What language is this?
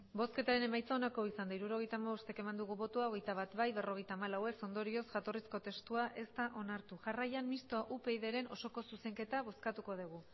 Basque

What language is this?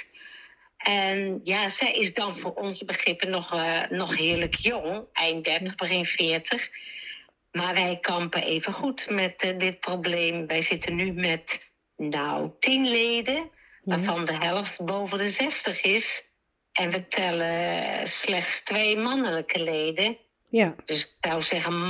Dutch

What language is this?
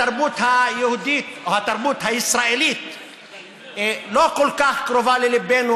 Hebrew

